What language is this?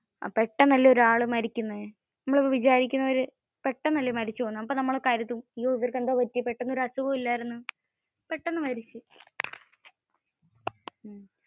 Malayalam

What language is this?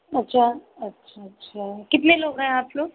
Hindi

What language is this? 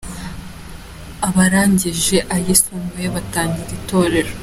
Kinyarwanda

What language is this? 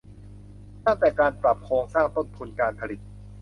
Thai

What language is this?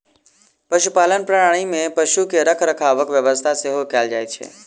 Maithili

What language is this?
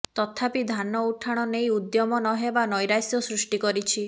Odia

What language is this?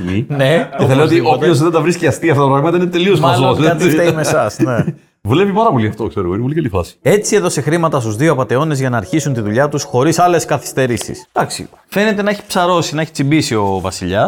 Greek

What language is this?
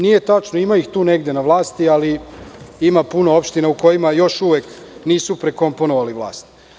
Serbian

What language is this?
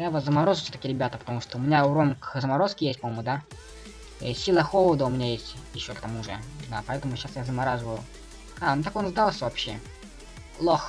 Russian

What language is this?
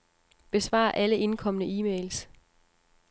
Danish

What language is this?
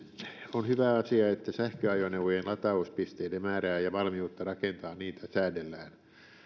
Finnish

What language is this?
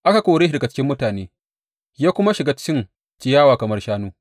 Hausa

